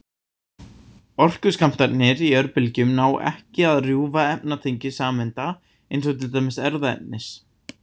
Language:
Icelandic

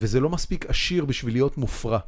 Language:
Hebrew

